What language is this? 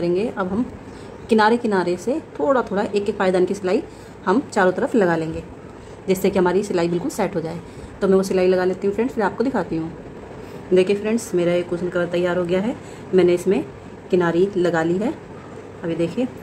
Hindi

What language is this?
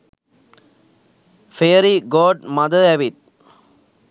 Sinhala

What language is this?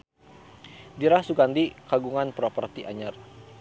Sundanese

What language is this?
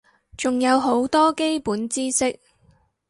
Cantonese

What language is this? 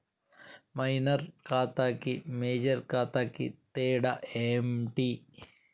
Telugu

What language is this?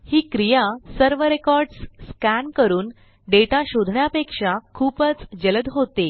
Marathi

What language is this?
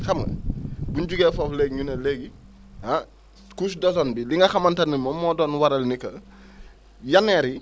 Wolof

